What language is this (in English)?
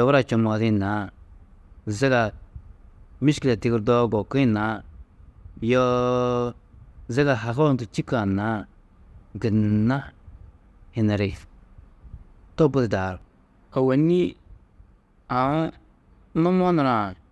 Tedaga